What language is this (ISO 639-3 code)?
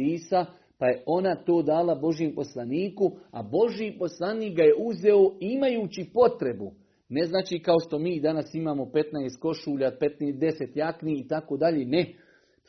hrv